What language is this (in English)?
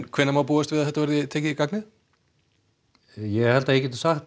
Icelandic